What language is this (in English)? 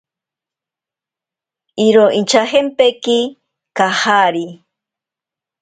Ashéninka Perené